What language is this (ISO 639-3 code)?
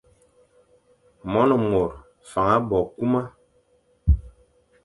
fan